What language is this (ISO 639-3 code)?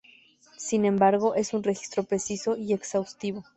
spa